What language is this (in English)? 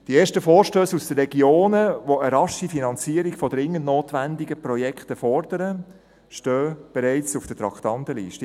Swiss German